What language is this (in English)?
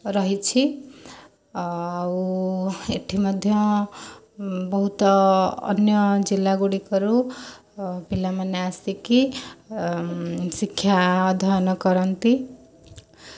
Odia